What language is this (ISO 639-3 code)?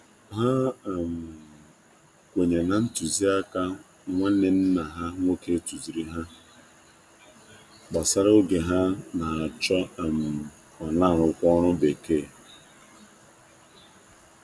ibo